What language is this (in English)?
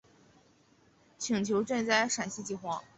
Chinese